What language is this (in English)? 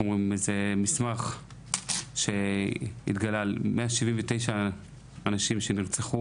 Hebrew